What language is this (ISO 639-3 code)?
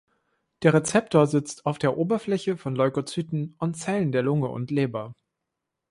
deu